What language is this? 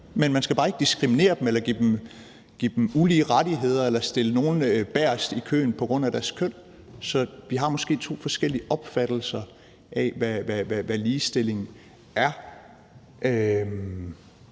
Danish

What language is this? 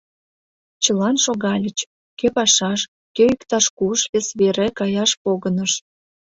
Mari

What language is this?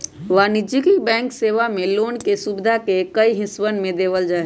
Magahi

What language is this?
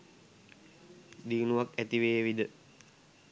Sinhala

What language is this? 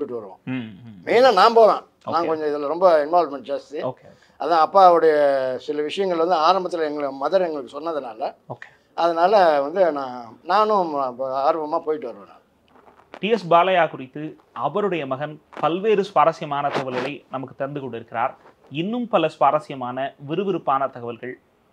Tamil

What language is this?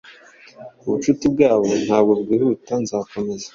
Kinyarwanda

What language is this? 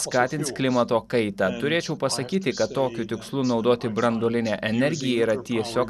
Lithuanian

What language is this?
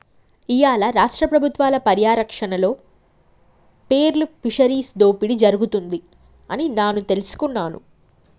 Telugu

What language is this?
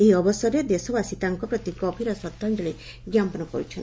Odia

